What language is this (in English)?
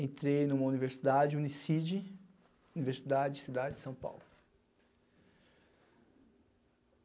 Portuguese